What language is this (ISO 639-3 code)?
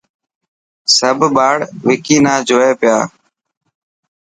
mki